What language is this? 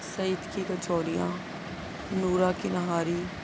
Urdu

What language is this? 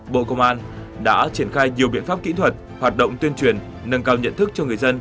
Vietnamese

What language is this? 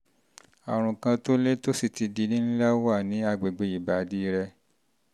Yoruba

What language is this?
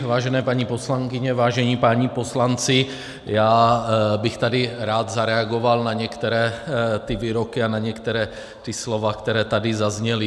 Czech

